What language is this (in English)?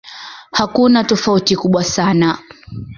Swahili